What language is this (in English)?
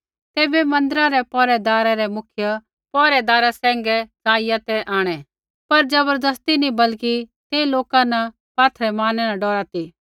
Kullu Pahari